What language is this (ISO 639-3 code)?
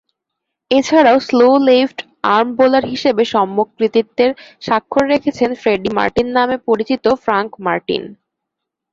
ben